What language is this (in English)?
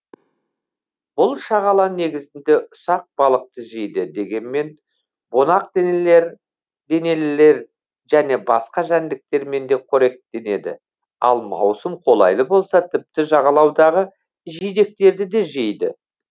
Kazakh